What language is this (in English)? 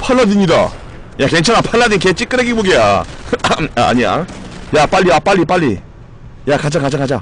Korean